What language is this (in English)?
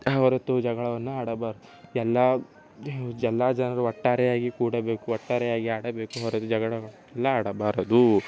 Kannada